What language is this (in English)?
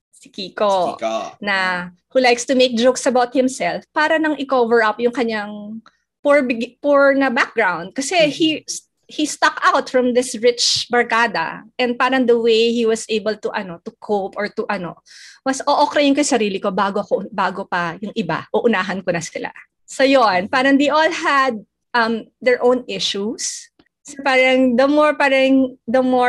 Filipino